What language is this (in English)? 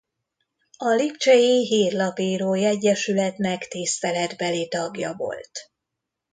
Hungarian